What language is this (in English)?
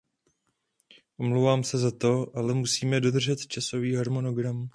Czech